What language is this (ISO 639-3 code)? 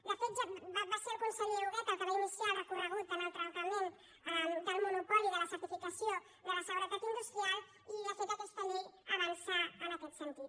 cat